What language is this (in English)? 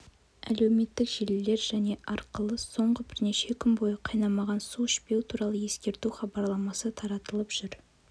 Kazakh